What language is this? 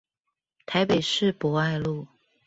Chinese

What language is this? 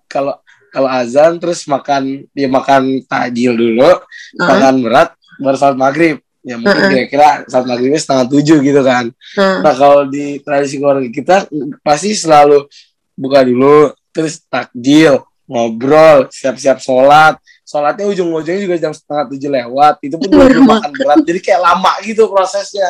Indonesian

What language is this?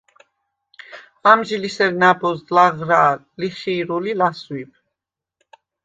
Svan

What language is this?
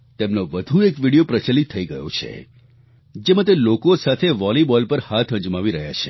Gujarati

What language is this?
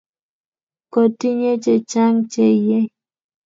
Kalenjin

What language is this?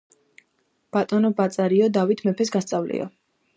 Georgian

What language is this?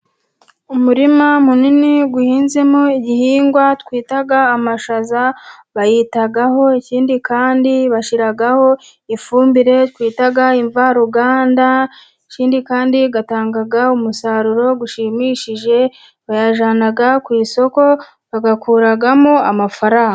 Kinyarwanda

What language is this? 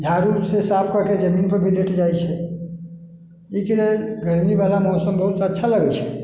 Maithili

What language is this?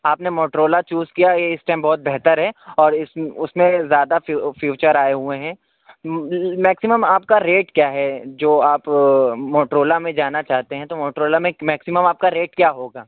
Urdu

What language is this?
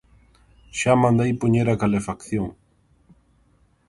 Galician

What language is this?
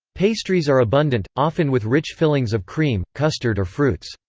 English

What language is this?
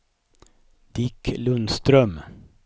Swedish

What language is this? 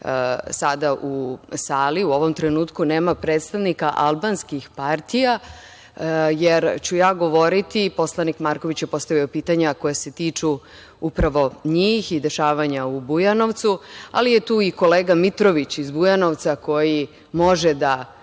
Serbian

